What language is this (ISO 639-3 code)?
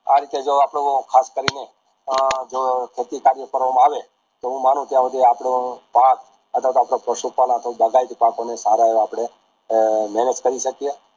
guj